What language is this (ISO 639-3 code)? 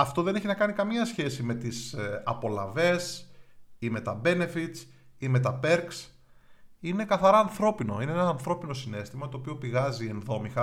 ell